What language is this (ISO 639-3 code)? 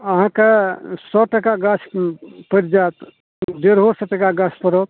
mai